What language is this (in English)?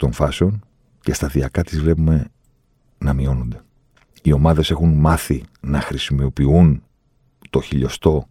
Greek